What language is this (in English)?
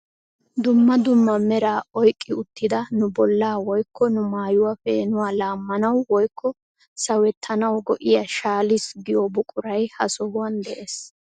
Wolaytta